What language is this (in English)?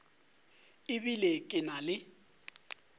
Northern Sotho